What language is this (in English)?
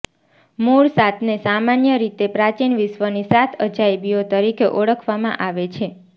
Gujarati